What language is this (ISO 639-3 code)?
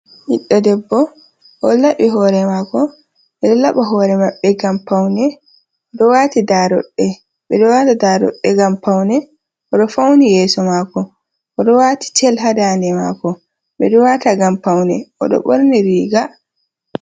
ful